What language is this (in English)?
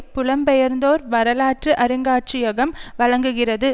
Tamil